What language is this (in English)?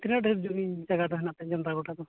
Santali